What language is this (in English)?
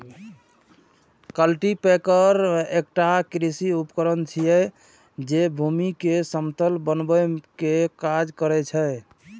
Maithili